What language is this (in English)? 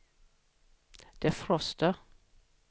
Swedish